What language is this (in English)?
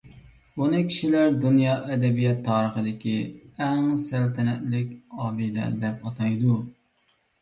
Uyghur